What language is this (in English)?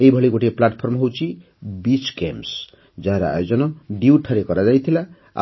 Odia